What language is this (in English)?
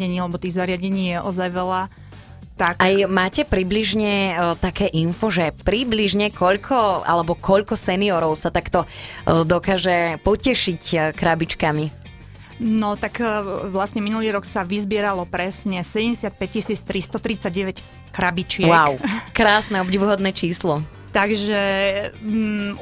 Slovak